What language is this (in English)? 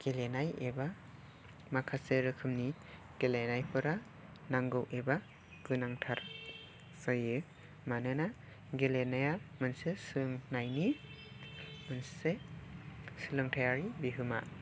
Bodo